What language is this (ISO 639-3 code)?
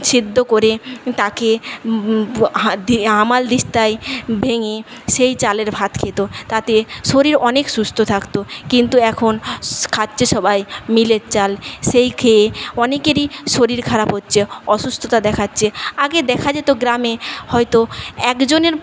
ben